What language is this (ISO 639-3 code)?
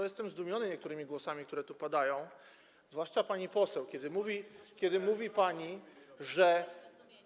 pol